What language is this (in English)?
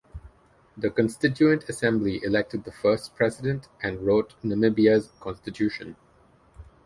English